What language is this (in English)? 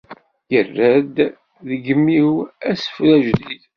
Kabyle